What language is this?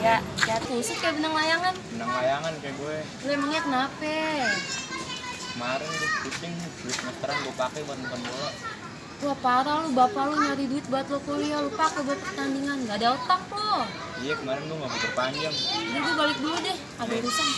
Indonesian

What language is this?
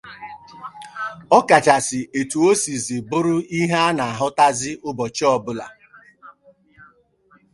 Igbo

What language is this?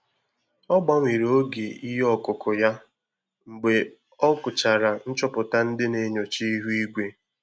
Igbo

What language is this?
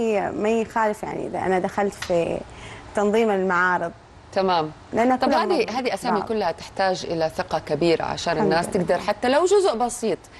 Arabic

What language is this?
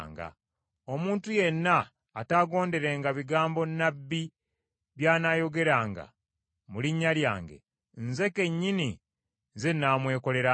Ganda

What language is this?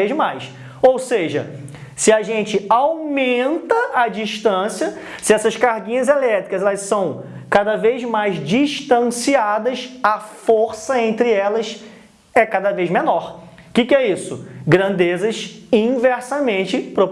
Portuguese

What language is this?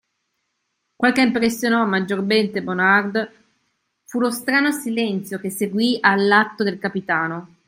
Italian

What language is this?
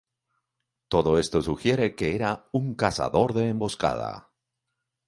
Spanish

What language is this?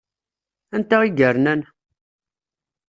Kabyle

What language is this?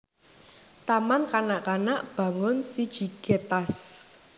Javanese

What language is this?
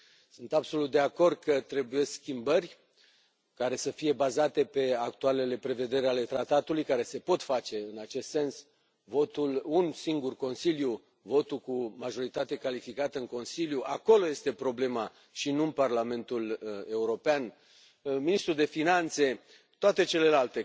Romanian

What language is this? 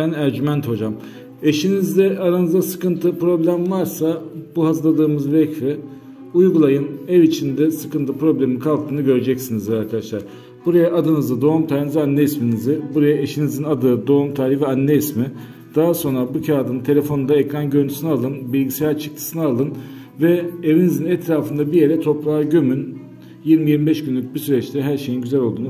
Turkish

